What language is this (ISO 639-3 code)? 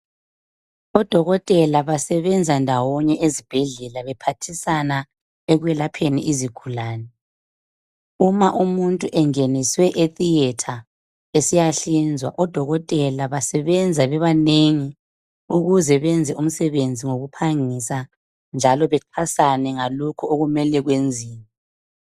nde